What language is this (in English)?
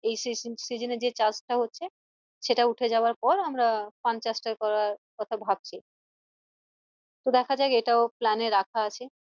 Bangla